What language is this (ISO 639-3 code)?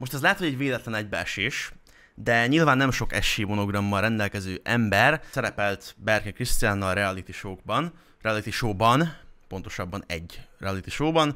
hun